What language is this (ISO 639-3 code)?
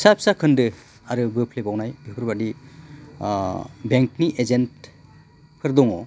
brx